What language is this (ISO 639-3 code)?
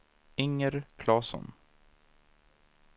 swe